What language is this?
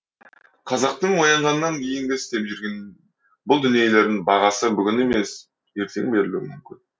Kazakh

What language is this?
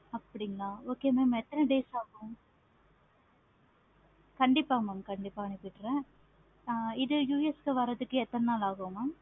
Tamil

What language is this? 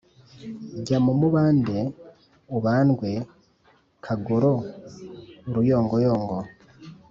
Kinyarwanda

